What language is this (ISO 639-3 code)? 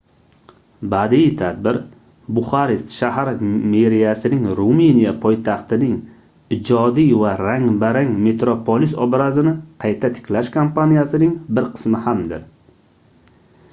uzb